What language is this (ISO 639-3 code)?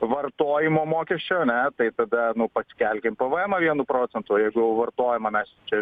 lit